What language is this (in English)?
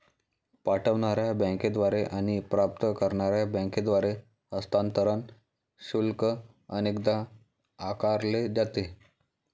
Marathi